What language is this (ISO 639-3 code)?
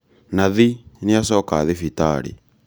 kik